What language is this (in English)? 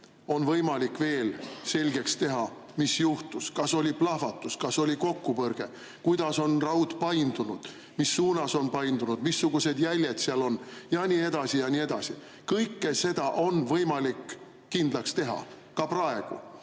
Estonian